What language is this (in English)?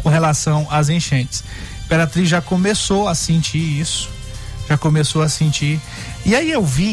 Portuguese